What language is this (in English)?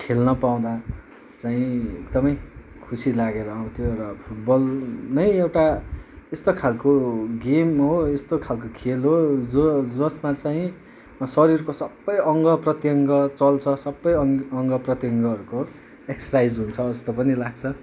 Nepali